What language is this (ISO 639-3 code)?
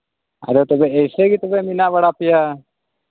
sat